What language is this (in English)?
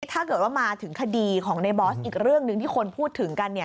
Thai